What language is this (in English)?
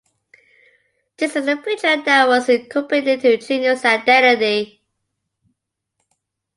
English